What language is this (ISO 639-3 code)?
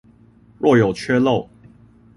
zho